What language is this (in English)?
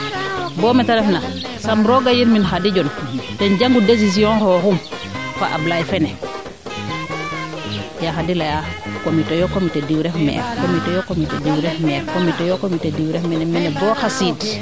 Serer